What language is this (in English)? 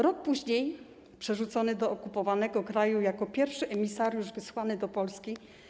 Polish